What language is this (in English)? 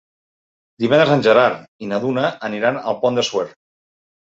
Catalan